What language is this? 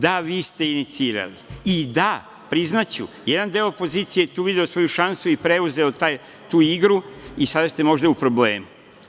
Serbian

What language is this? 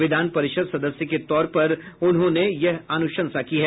Hindi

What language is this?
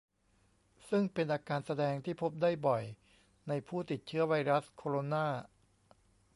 Thai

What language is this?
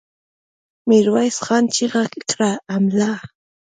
Pashto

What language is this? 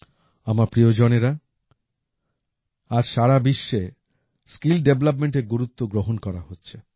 Bangla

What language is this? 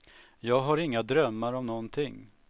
Swedish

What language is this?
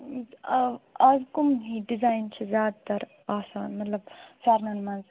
Kashmiri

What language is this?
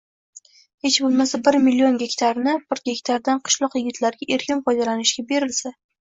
Uzbek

